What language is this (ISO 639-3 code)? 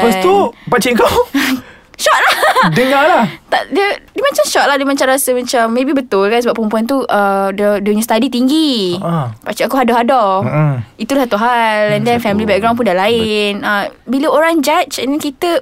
msa